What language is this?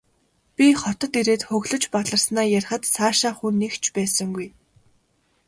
Mongolian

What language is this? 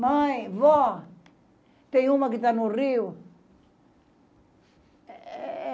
Portuguese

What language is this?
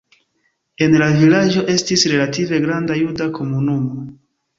Esperanto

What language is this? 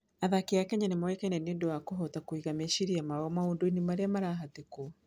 Kikuyu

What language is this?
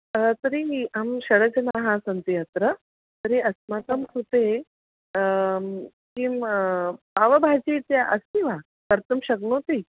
Sanskrit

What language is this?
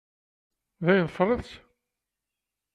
Kabyle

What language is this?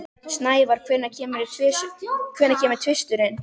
Icelandic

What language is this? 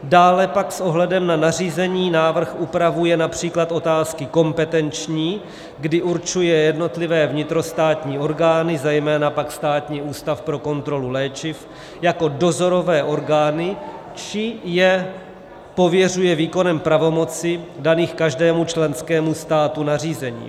Czech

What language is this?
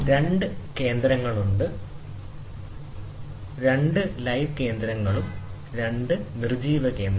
Malayalam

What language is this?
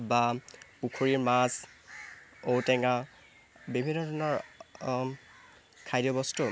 Assamese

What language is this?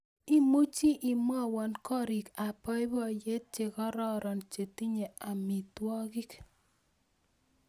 Kalenjin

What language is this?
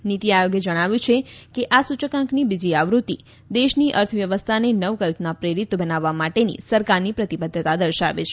Gujarati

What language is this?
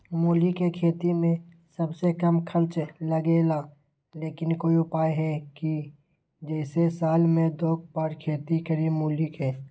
Magahi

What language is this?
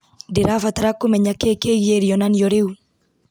Kikuyu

